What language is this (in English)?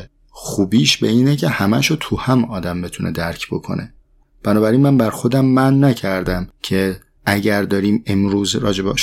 Persian